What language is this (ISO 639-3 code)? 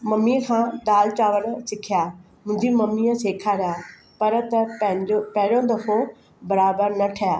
snd